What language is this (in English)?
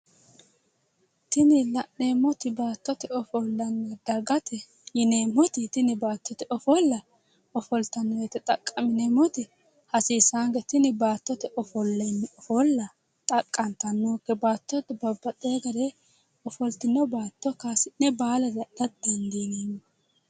Sidamo